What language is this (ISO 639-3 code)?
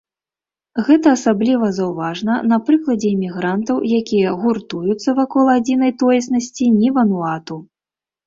bel